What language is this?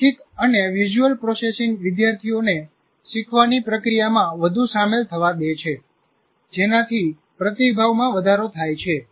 Gujarati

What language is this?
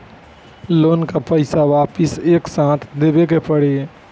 Bhojpuri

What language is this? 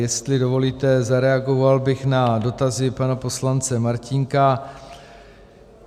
Czech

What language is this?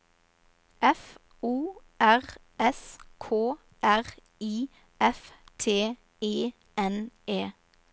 Norwegian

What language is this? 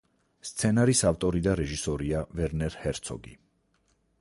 Georgian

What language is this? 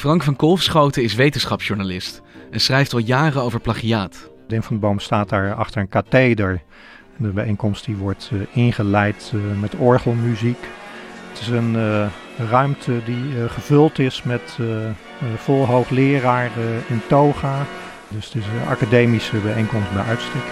Dutch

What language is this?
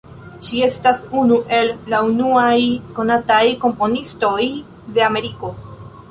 Esperanto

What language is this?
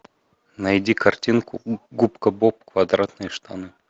Russian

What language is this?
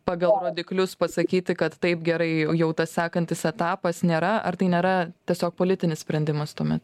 Lithuanian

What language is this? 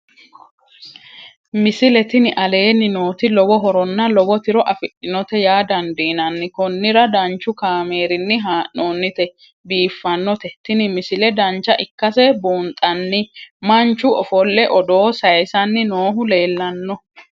Sidamo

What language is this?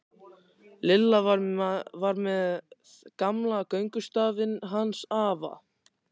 Icelandic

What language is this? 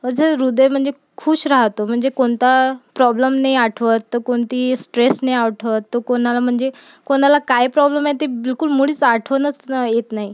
Marathi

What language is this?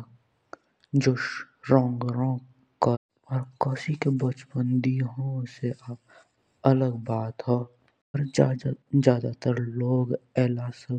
Jaunsari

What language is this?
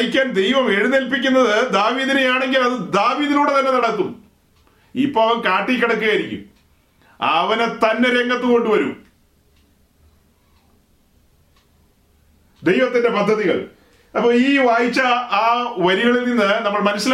Malayalam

